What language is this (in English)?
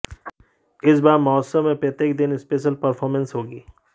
Hindi